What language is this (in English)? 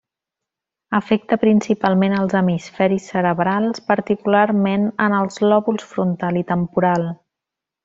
Catalan